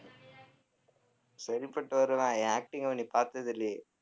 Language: Tamil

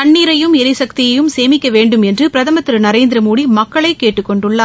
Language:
Tamil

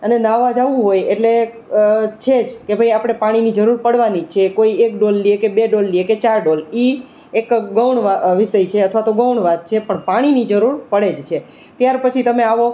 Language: Gujarati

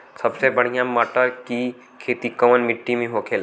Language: Bhojpuri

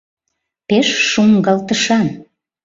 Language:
Mari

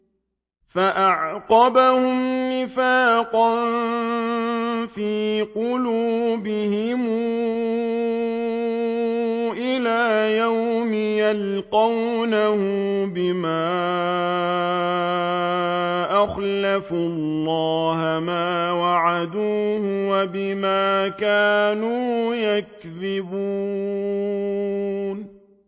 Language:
Arabic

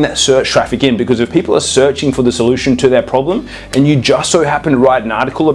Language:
English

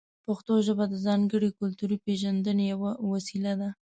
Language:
Pashto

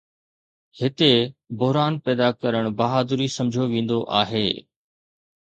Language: Sindhi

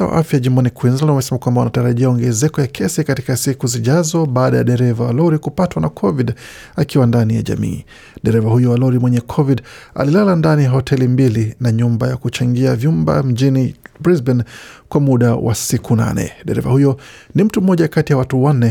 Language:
Swahili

